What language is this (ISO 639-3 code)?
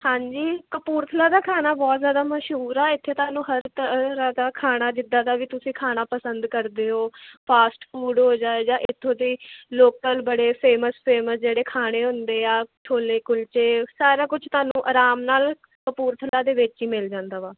pan